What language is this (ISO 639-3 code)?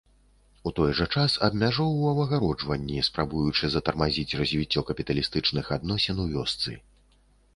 bel